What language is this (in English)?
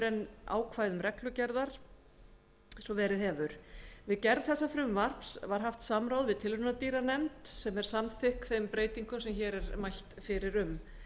Icelandic